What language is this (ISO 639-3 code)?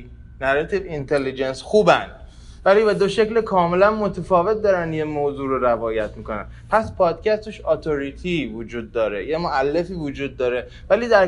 fas